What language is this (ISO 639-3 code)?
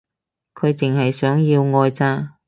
yue